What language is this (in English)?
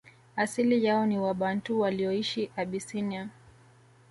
Swahili